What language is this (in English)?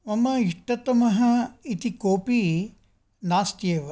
Sanskrit